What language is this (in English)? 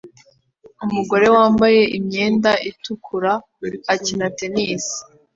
Kinyarwanda